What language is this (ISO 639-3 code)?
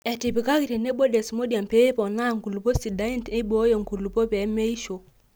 mas